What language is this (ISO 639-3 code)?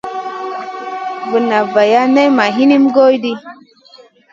mcn